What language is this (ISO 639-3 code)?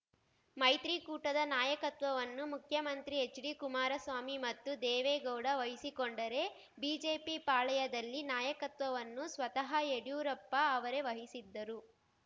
kan